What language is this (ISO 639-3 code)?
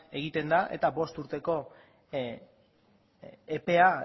eus